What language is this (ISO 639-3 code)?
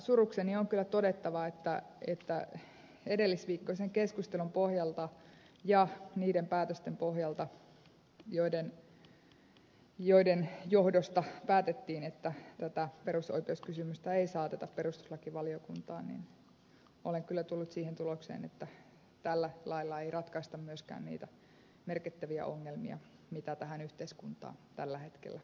fin